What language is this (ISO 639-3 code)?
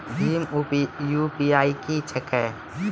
mai